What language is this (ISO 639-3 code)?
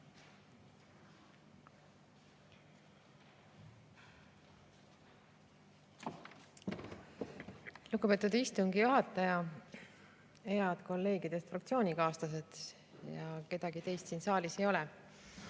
est